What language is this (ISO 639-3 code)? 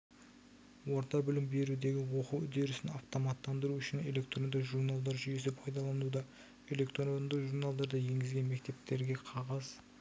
kaz